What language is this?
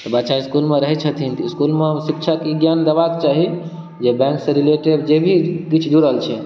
Maithili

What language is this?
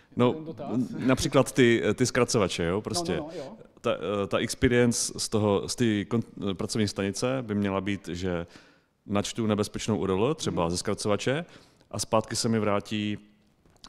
Czech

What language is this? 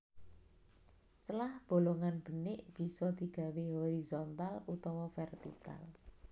Javanese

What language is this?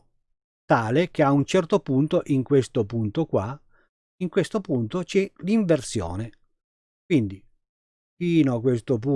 Italian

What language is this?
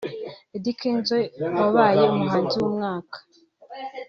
Kinyarwanda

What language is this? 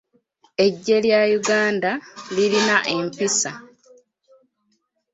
Ganda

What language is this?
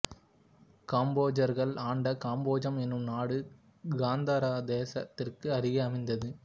Tamil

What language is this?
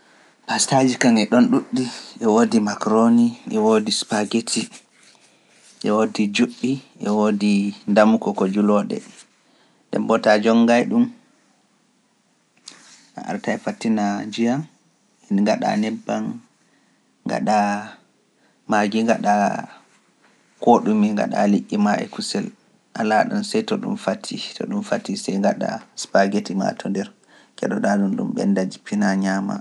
Pular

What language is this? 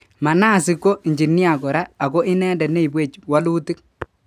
Kalenjin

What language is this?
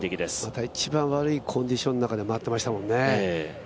Japanese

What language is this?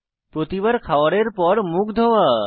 Bangla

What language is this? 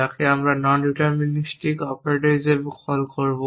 Bangla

